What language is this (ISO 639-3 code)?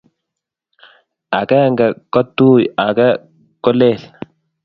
kln